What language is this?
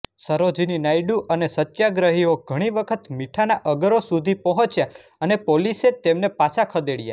Gujarati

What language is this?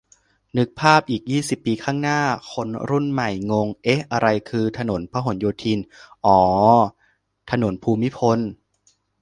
Thai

